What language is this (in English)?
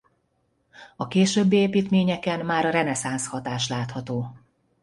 Hungarian